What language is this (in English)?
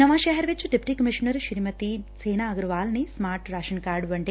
Punjabi